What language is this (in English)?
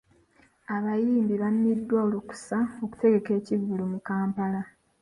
Ganda